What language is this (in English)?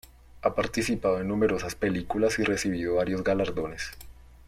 Spanish